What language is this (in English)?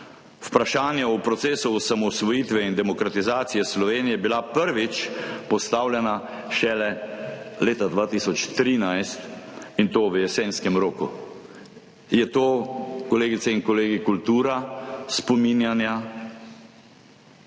Slovenian